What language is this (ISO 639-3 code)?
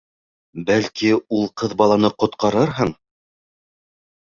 bak